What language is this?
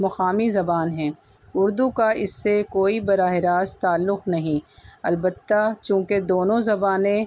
Urdu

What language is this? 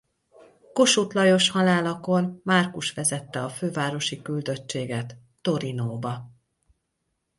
Hungarian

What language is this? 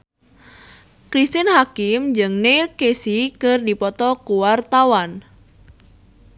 Sundanese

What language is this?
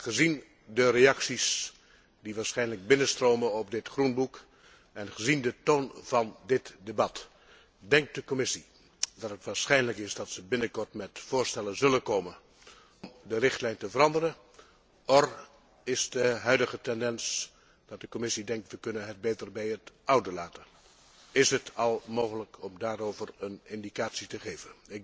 Dutch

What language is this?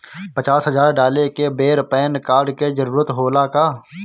Bhojpuri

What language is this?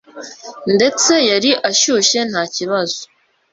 Kinyarwanda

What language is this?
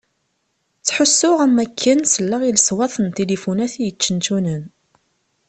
Kabyle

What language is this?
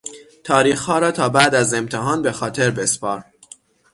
Persian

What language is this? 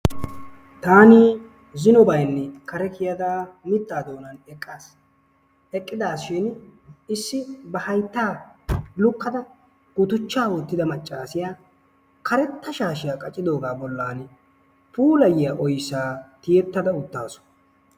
Wolaytta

